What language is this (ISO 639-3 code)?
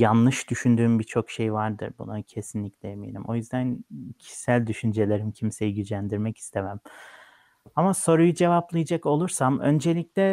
tur